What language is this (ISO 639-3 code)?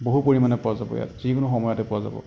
asm